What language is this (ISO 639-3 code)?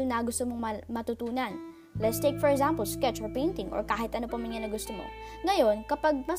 fil